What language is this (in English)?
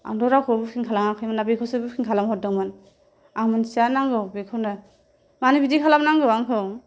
Bodo